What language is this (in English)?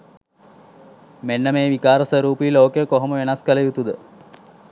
Sinhala